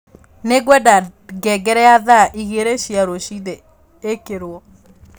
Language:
Kikuyu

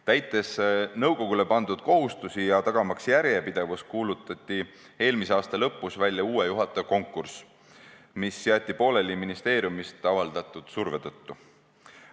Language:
Estonian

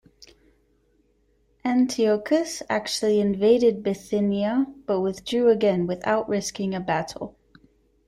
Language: English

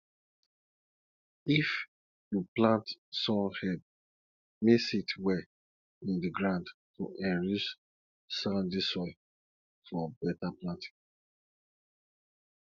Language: Nigerian Pidgin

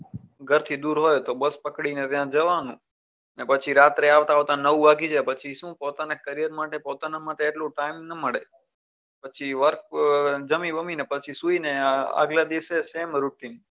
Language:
Gujarati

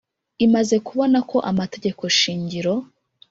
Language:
Kinyarwanda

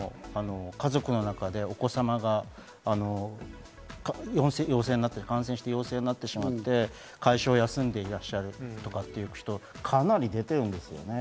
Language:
Japanese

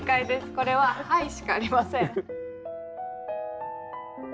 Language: Japanese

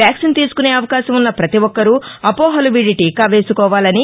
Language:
Telugu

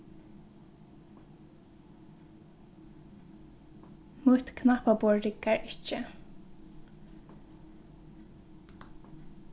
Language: Faroese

